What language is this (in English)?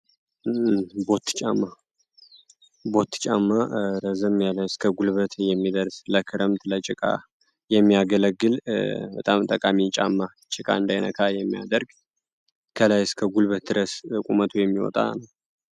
Amharic